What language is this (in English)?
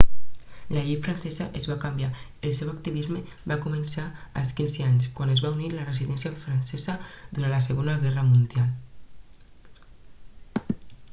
Catalan